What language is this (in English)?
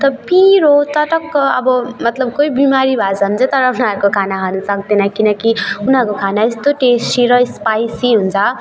Nepali